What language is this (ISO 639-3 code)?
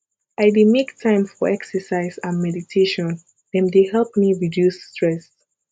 pcm